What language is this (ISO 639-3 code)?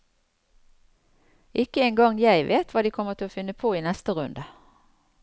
nor